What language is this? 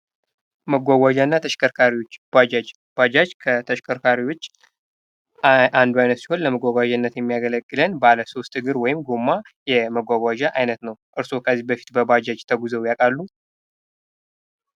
Amharic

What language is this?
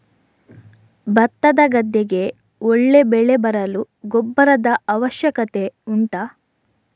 Kannada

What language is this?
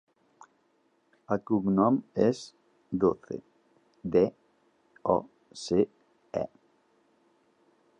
Catalan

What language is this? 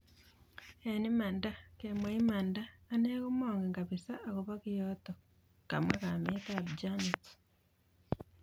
Kalenjin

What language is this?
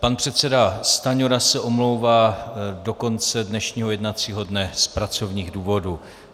Czech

